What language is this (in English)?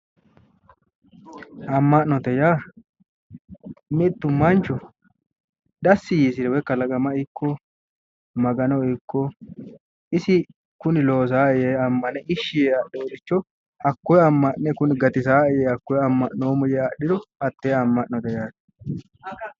Sidamo